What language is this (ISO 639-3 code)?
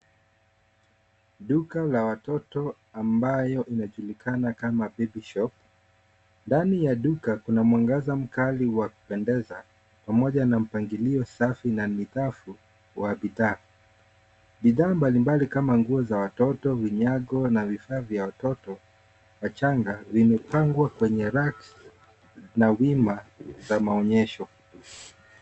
swa